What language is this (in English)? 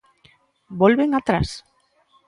Galician